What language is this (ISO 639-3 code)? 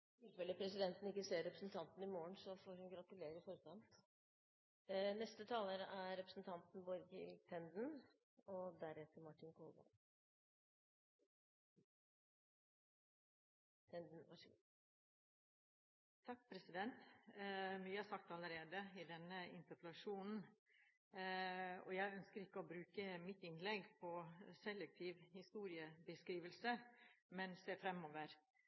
nor